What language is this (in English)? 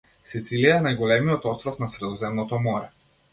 Macedonian